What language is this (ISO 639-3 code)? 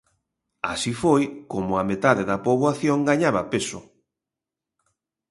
glg